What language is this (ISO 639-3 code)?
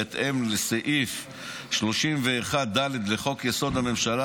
heb